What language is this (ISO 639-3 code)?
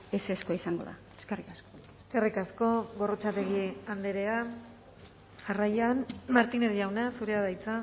eus